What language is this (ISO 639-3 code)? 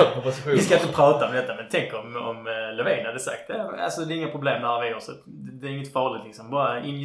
swe